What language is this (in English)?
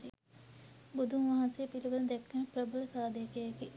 Sinhala